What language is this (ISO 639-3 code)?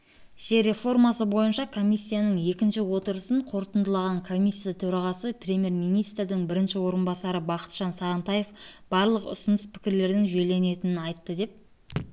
kaz